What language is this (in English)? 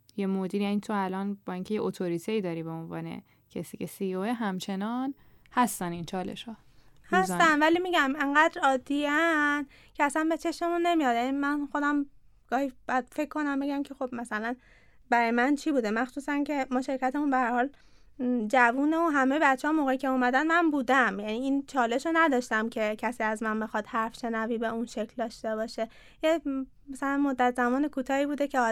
Persian